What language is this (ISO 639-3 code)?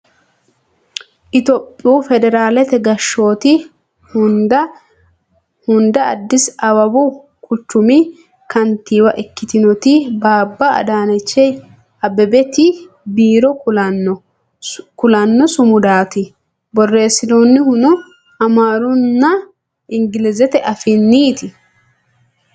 sid